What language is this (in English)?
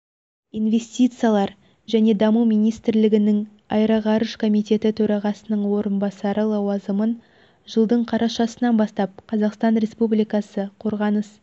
Kazakh